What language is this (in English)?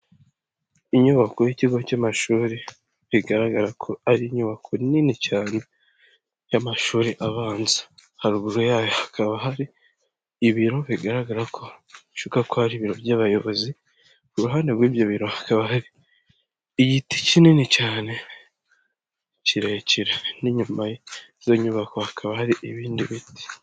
Kinyarwanda